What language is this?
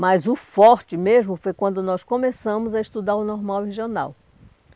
Portuguese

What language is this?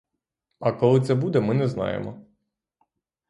Ukrainian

